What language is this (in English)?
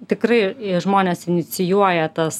Lithuanian